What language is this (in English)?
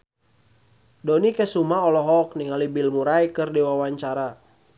Sundanese